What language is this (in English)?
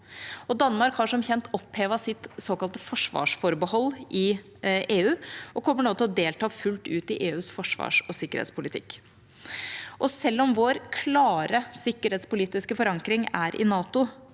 Norwegian